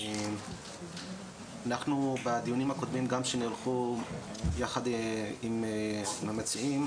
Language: Hebrew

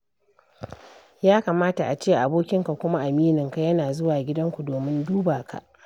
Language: Hausa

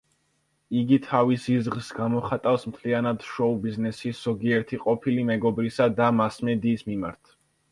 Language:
Georgian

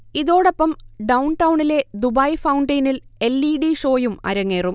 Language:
Malayalam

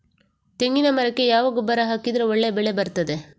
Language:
Kannada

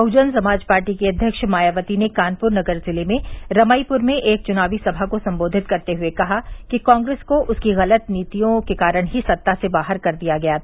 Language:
Hindi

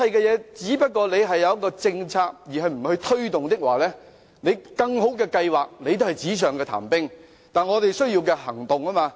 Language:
Cantonese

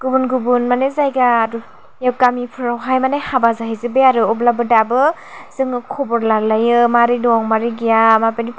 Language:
Bodo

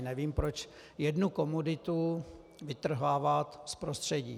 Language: Czech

